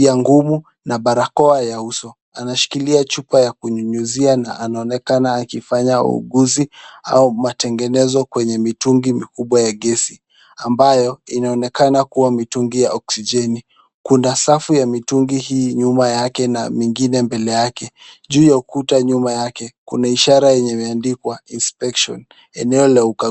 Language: Swahili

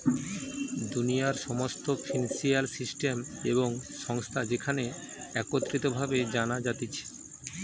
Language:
Bangla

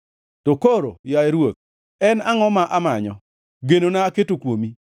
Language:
Luo (Kenya and Tanzania)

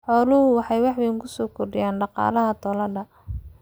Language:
Somali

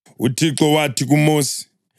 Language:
North Ndebele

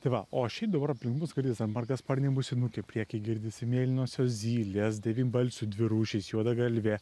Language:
Lithuanian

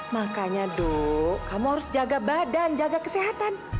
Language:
Indonesian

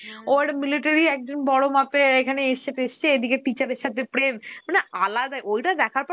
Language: Bangla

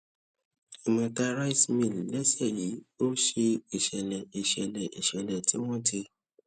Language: Yoruba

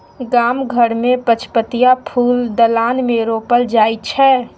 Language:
Maithili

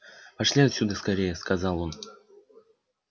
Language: Russian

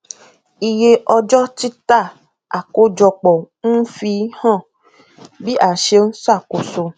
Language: Yoruba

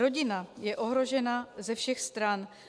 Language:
Czech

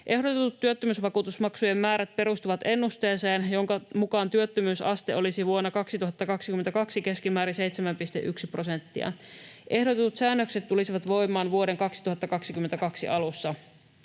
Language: Finnish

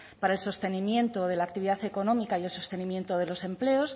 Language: Spanish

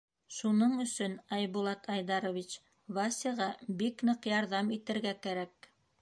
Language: Bashkir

